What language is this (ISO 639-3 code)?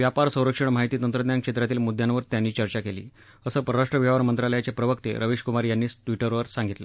mar